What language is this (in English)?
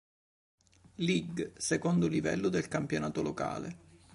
Italian